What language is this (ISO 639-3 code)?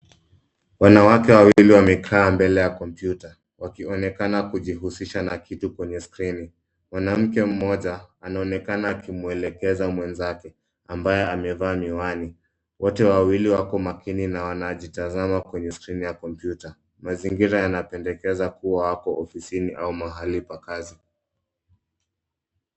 swa